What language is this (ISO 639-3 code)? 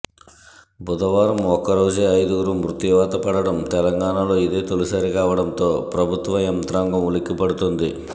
tel